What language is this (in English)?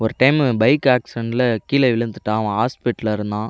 Tamil